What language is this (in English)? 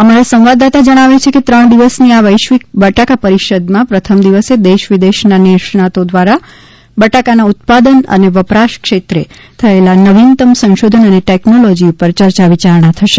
Gujarati